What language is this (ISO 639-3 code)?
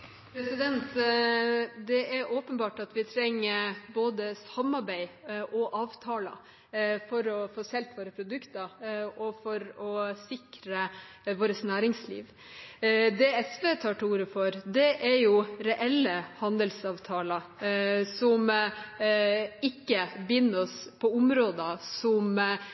nor